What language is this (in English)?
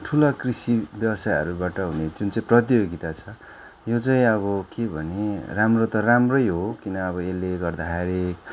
Nepali